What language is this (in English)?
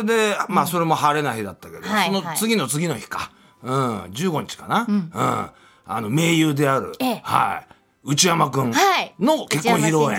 Japanese